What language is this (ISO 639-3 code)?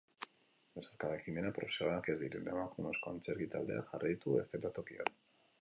eus